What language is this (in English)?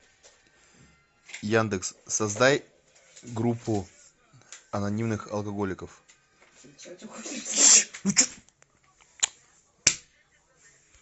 Russian